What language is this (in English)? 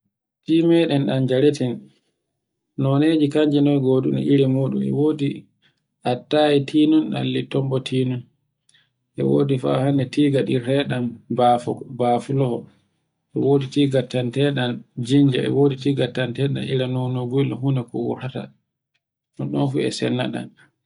Borgu Fulfulde